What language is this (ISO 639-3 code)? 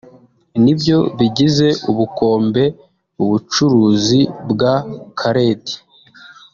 kin